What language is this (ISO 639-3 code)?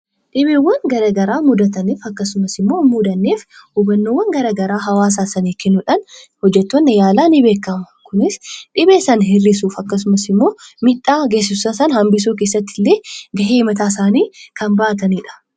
orm